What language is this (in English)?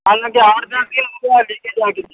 Urdu